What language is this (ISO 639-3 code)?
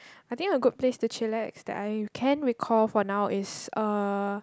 eng